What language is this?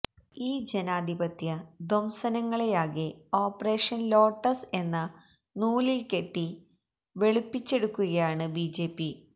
Malayalam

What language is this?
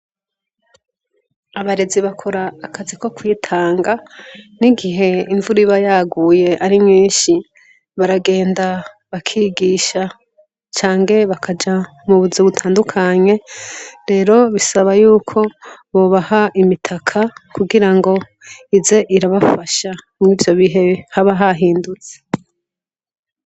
Rundi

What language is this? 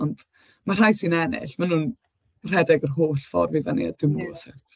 Welsh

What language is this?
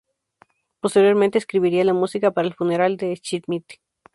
Spanish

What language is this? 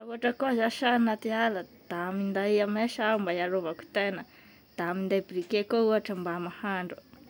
Tesaka Malagasy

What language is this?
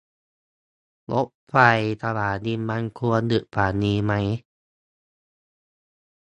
Thai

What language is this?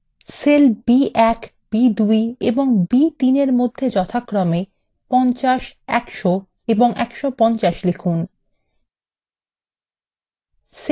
Bangla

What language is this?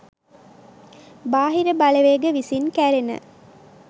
Sinhala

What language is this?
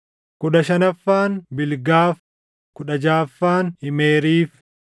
Oromo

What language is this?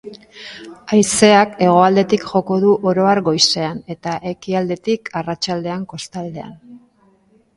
Basque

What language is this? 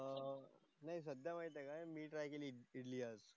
Marathi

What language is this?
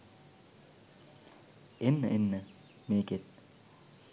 Sinhala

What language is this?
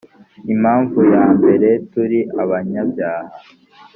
Kinyarwanda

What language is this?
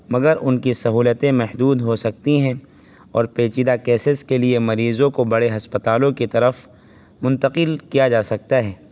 Urdu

